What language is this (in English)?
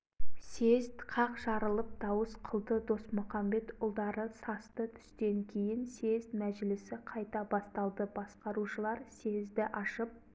Kazakh